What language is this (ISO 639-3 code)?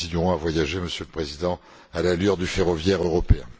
fra